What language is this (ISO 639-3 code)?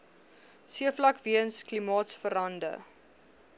afr